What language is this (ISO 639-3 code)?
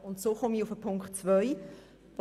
gsw